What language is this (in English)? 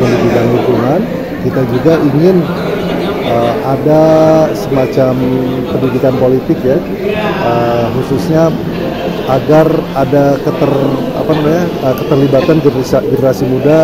Indonesian